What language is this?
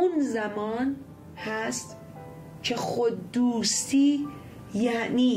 Persian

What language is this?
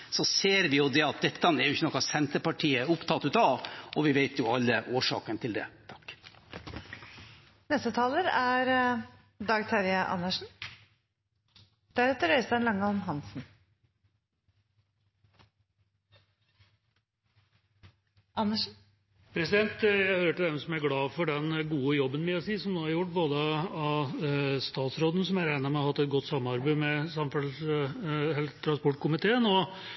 Norwegian Bokmål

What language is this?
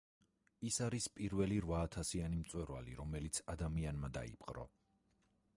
Georgian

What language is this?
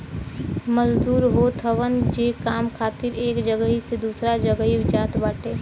Bhojpuri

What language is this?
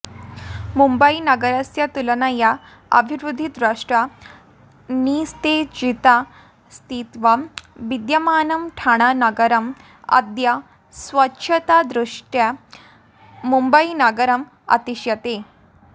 Sanskrit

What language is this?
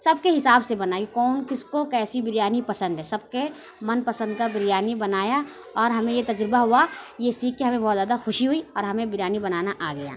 Urdu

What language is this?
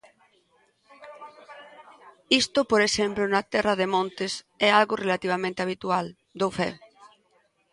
Galician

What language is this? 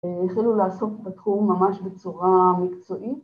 Hebrew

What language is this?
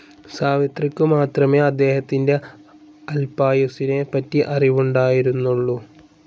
Malayalam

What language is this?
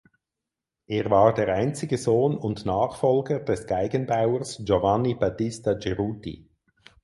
German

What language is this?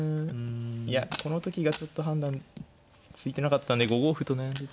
Japanese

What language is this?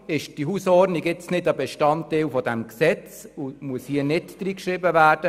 Swiss German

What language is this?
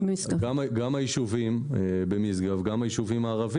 Hebrew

